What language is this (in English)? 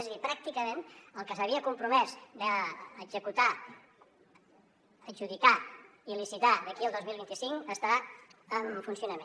Catalan